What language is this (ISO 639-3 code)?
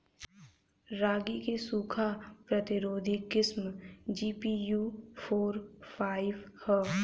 bho